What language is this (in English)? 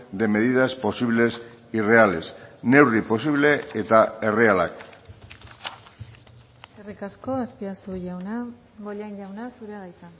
Basque